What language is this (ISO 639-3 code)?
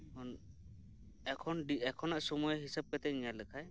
sat